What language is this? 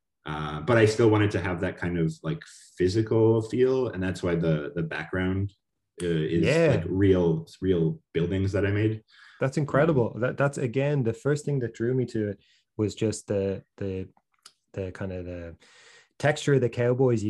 English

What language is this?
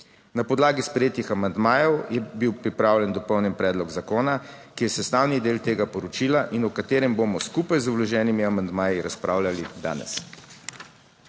Slovenian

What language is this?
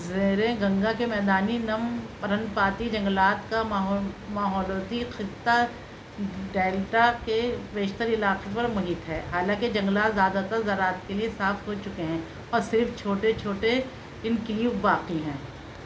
Urdu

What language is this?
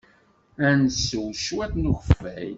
Kabyle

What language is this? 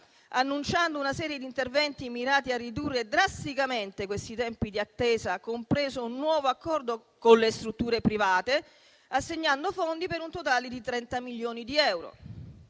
Italian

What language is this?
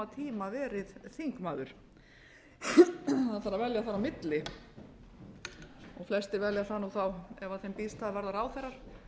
Icelandic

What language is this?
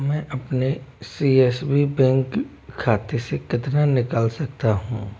Hindi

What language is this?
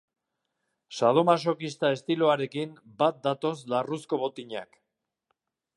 Basque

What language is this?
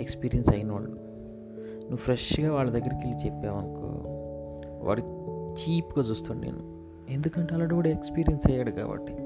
Telugu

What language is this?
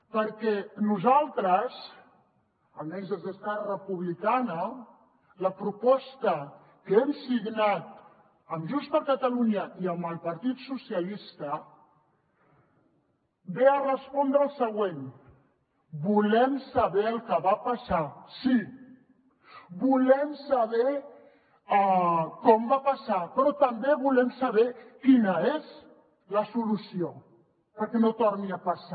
Catalan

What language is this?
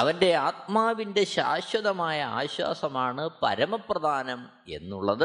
Malayalam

